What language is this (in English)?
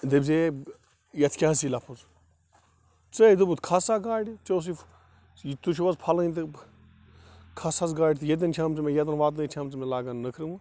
Kashmiri